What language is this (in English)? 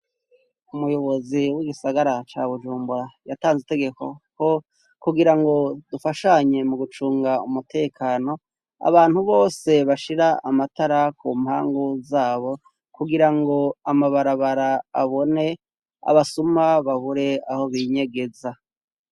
Rundi